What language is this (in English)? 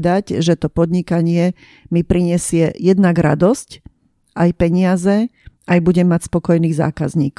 Slovak